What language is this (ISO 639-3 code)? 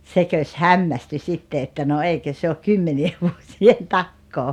fin